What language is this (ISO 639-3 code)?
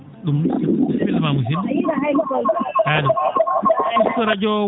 ful